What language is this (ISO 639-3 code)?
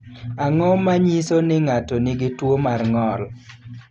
luo